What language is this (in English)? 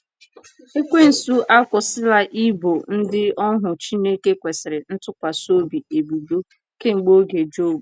Igbo